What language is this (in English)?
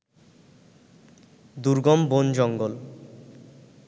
Bangla